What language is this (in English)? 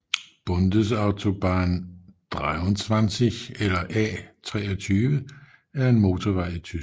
Danish